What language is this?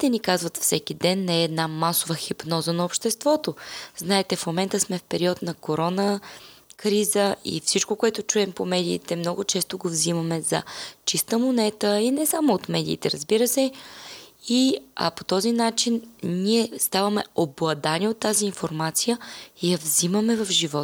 Bulgarian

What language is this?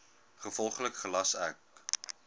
Afrikaans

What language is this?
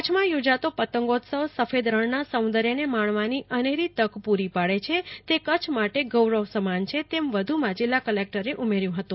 Gujarati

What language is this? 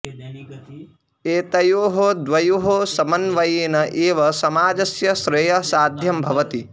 Sanskrit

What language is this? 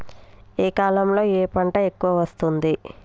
Telugu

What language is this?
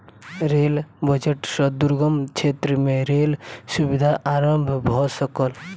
Maithili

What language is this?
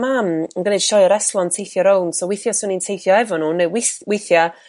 Welsh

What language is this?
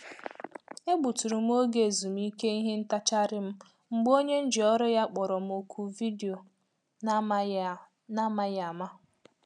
Igbo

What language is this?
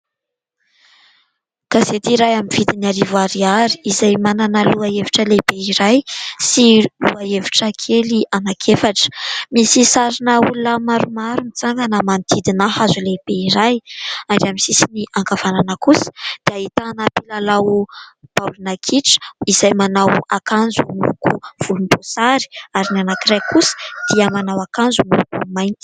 Malagasy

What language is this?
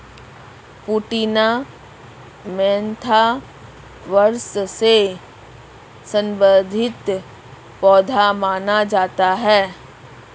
Hindi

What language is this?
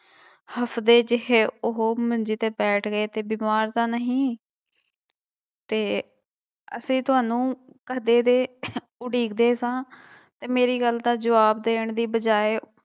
Punjabi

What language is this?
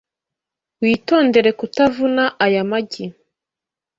Kinyarwanda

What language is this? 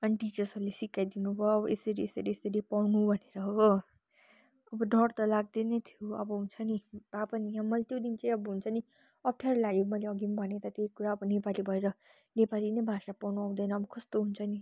Nepali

